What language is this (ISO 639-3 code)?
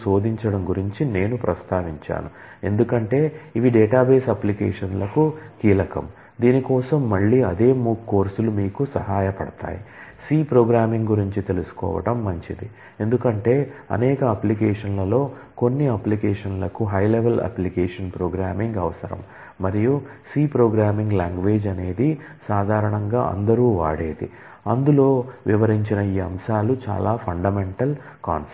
tel